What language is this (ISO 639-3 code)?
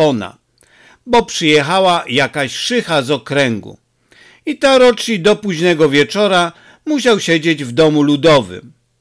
pol